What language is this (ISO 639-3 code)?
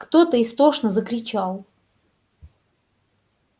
rus